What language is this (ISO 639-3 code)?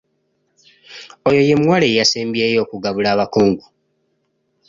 lug